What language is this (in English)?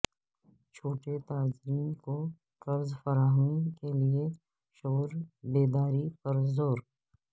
Urdu